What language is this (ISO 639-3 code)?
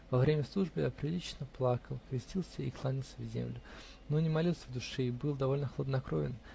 rus